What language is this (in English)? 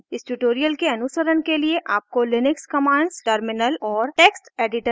Hindi